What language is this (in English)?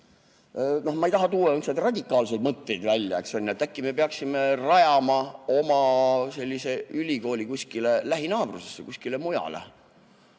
Estonian